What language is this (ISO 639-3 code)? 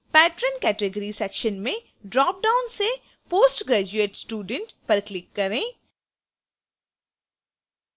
hin